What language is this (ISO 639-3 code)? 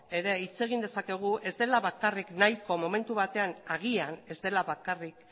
eus